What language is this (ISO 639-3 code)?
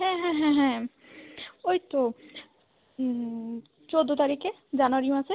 ben